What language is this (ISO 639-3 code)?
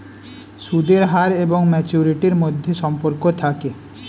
ben